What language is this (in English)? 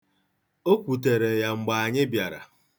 Igbo